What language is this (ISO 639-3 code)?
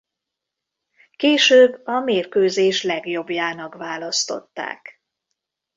hun